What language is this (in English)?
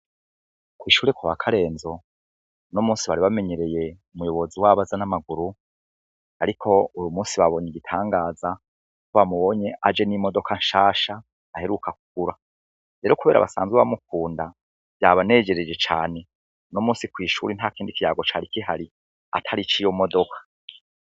Rundi